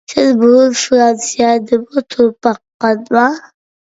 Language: Uyghur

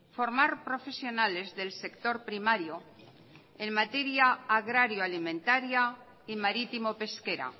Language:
Spanish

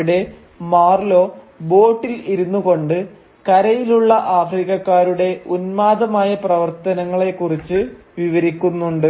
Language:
Malayalam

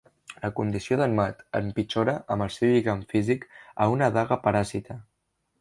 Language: Catalan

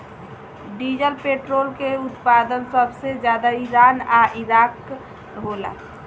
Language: Bhojpuri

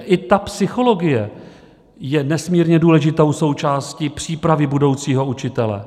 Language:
Czech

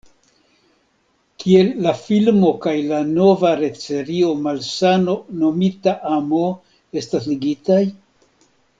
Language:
Esperanto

